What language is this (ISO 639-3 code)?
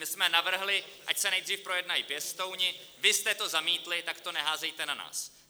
ces